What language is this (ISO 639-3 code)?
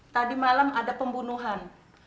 ind